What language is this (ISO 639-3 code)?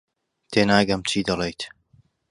ckb